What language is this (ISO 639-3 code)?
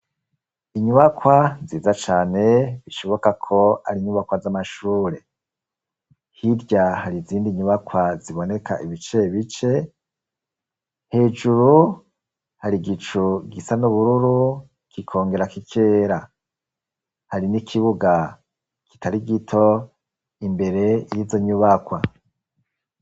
run